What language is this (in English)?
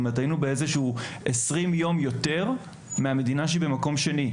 Hebrew